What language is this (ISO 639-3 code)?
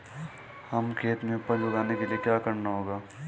hin